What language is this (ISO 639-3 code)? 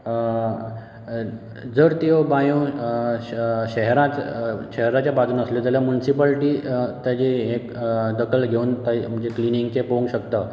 kok